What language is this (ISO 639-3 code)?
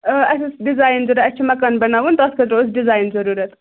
kas